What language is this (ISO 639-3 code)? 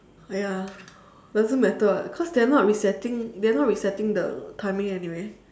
eng